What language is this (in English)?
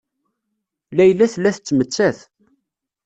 Kabyle